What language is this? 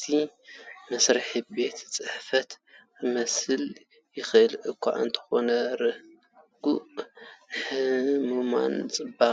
Tigrinya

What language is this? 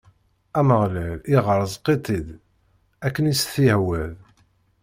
Kabyle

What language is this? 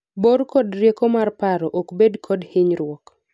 Luo (Kenya and Tanzania)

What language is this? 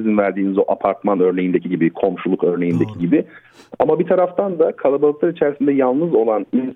Turkish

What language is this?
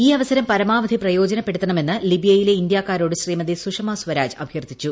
Malayalam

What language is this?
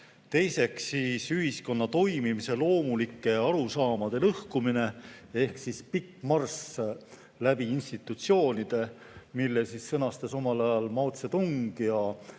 Estonian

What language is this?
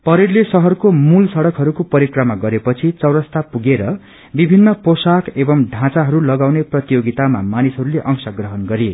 Nepali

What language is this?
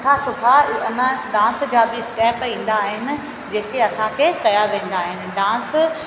Sindhi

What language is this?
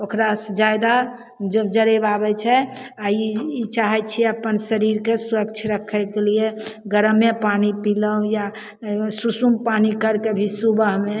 Maithili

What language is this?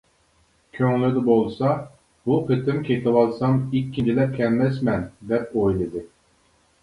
Uyghur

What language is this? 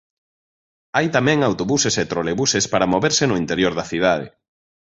Galician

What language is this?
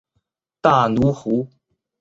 Chinese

